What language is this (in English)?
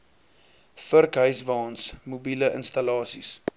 Afrikaans